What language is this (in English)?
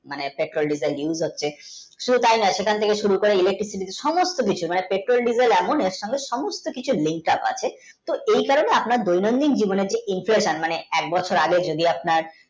Bangla